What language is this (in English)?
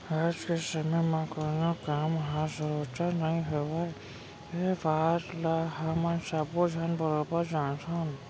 Chhattisgarhi